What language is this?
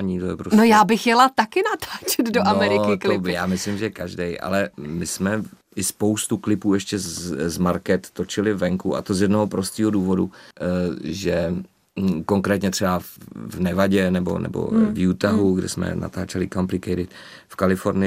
Czech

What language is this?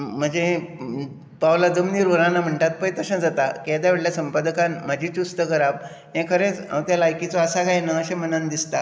Konkani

